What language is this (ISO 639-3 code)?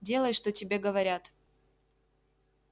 rus